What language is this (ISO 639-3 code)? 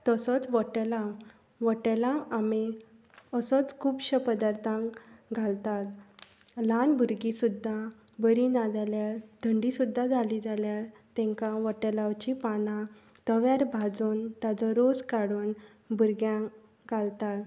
kok